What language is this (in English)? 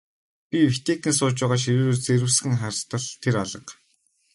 Mongolian